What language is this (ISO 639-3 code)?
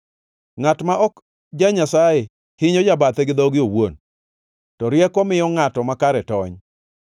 luo